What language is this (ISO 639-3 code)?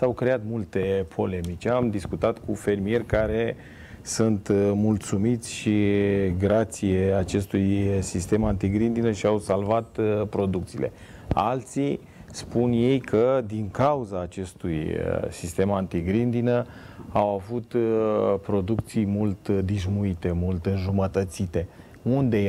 ron